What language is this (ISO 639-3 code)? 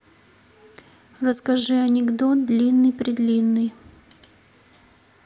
rus